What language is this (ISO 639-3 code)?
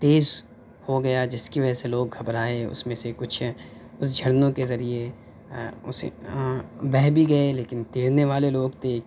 urd